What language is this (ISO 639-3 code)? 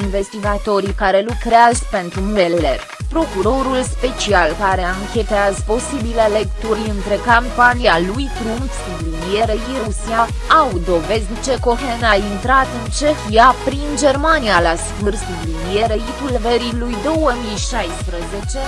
ron